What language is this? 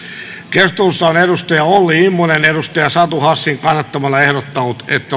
Finnish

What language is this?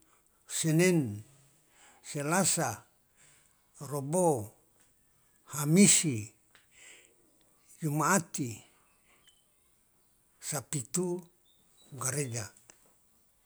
Loloda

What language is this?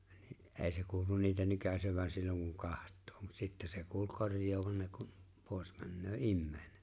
Finnish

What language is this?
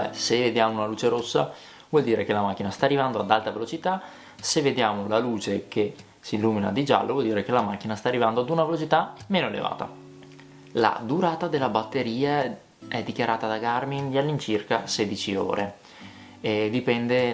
Italian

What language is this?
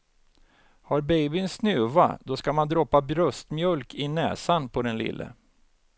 Swedish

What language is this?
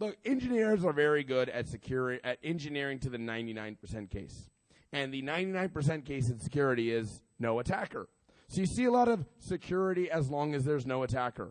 English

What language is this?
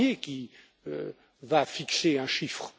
French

